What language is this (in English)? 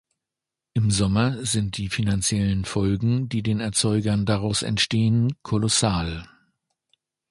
German